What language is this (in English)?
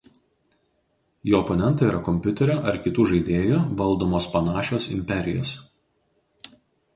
Lithuanian